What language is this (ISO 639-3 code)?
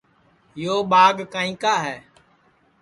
ssi